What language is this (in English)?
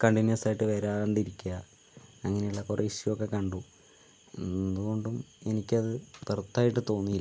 Malayalam